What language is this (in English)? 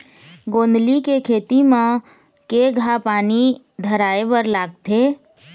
Chhattisgarhi